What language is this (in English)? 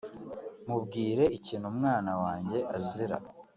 Kinyarwanda